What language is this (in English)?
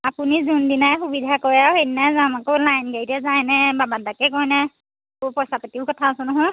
Assamese